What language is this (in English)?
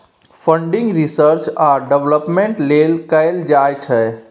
Maithili